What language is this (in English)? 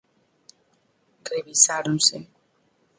Galician